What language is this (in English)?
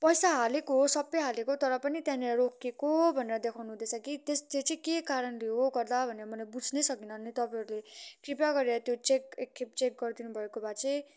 Nepali